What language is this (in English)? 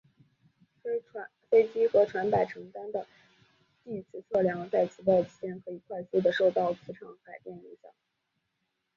Chinese